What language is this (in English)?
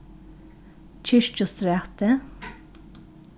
Faroese